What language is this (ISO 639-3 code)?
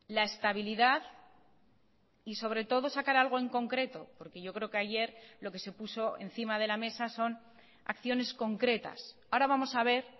spa